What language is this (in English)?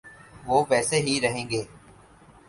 Urdu